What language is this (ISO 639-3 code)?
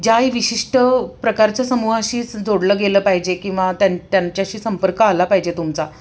mar